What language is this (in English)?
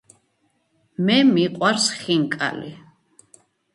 Georgian